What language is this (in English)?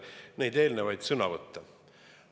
Estonian